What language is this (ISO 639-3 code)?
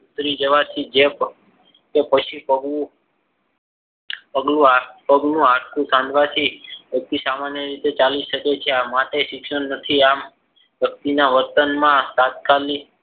guj